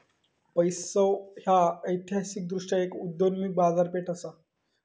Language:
Marathi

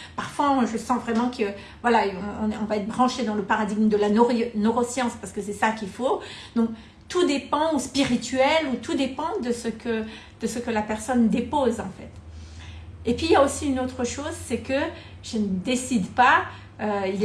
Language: French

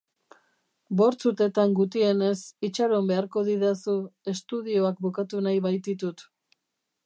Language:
Basque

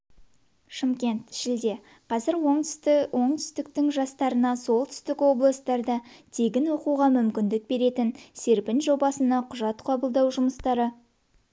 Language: Kazakh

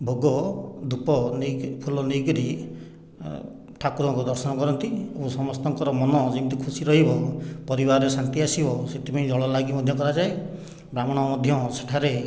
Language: Odia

